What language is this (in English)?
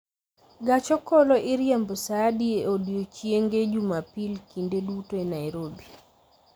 Luo (Kenya and Tanzania)